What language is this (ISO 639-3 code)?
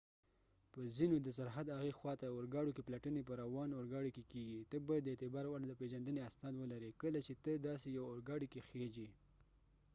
pus